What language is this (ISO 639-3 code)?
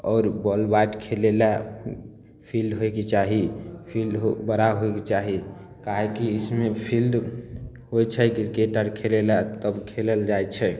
mai